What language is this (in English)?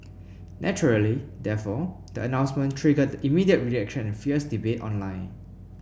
English